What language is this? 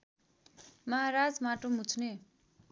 Nepali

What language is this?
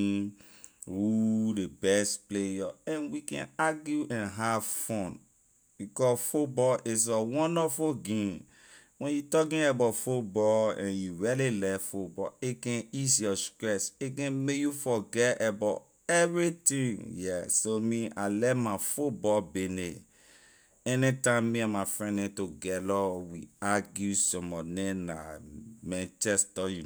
Liberian English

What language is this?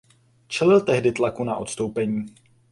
Czech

